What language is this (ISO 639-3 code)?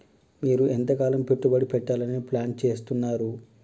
tel